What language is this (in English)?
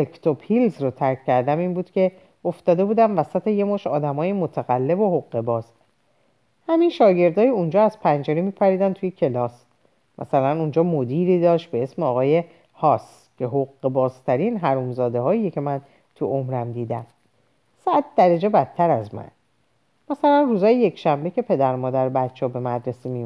Persian